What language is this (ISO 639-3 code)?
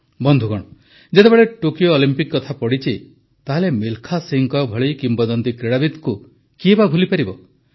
ori